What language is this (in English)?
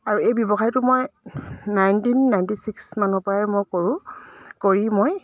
Assamese